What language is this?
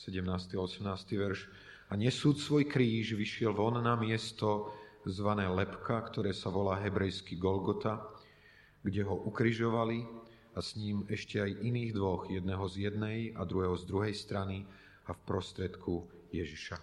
Slovak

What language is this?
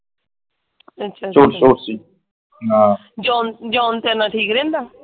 Punjabi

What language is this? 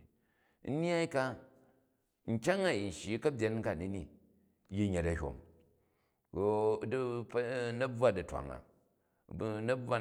Jju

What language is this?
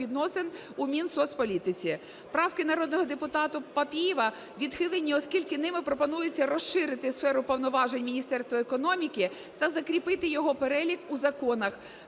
Ukrainian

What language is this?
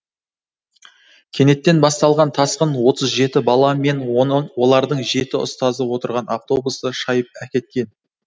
Kazakh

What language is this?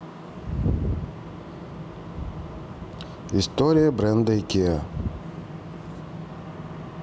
Russian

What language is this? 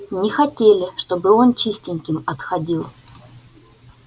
Russian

